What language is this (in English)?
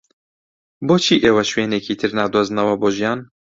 Central Kurdish